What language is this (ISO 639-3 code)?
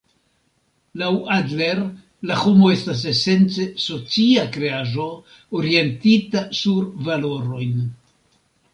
epo